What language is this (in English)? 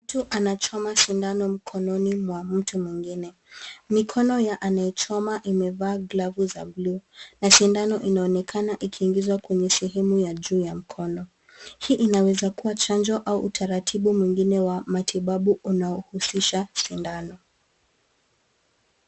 Swahili